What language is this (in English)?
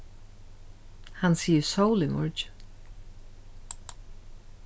Faroese